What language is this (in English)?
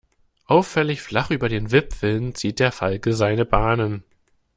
German